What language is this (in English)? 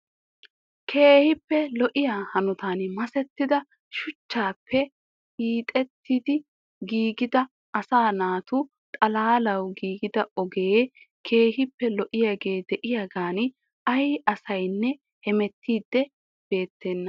Wolaytta